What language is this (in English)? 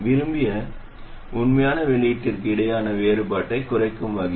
Tamil